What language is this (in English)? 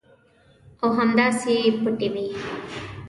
Pashto